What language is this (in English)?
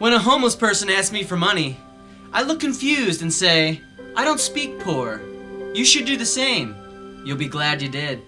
English